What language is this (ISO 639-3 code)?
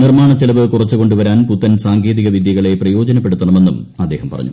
mal